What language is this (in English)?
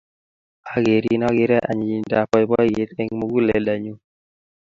Kalenjin